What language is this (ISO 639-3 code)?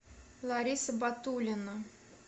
rus